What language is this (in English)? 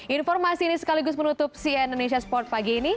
Indonesian